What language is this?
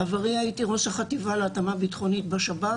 Hebrew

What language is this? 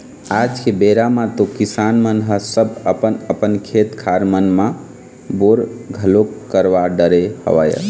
Chhattisgarhi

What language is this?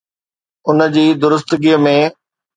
Sindhi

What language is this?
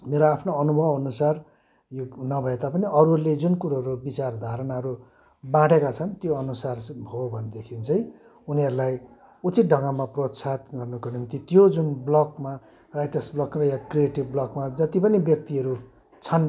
Nepali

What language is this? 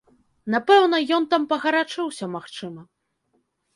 Belarusian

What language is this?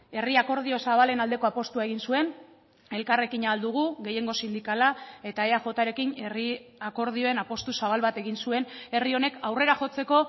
Basque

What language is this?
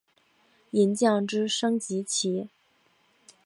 Chinese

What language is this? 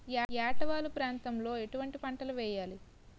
Telugu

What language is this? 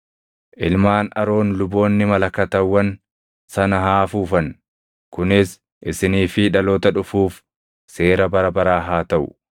Oromo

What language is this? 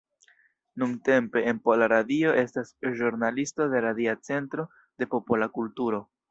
Esperanto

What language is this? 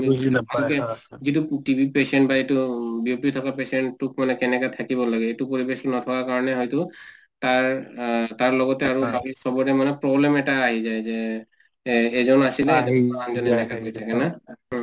Assamese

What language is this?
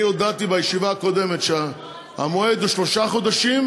Hebrew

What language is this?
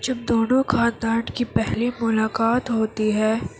Urdu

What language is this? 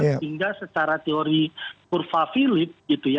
Indonesian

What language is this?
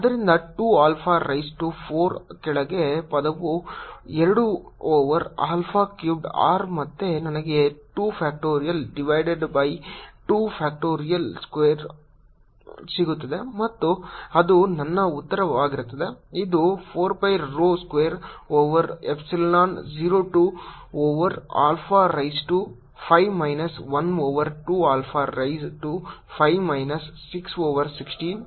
Kannada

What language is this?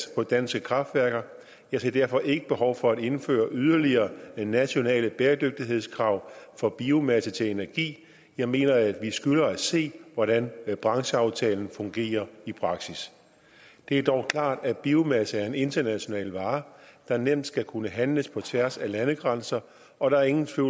Danish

